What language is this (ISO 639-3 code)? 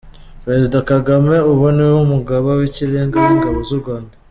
kin